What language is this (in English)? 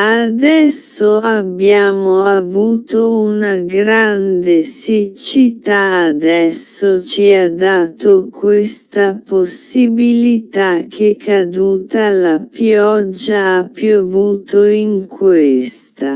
Italian